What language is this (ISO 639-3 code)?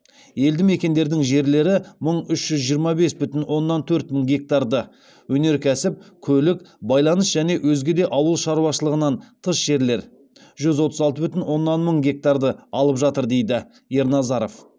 kaz